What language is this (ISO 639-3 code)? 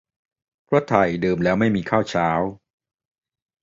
tha